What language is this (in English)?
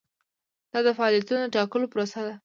Pashto